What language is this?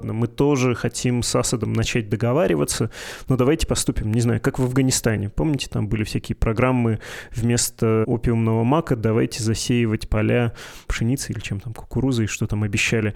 Russian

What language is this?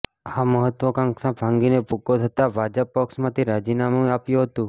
Gujarati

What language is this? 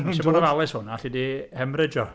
Welsh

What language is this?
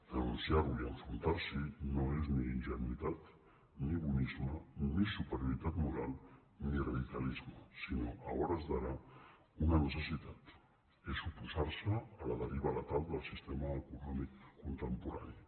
Catalan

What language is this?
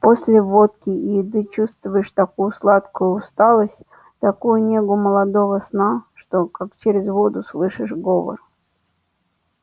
Russian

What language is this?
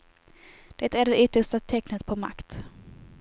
Swedish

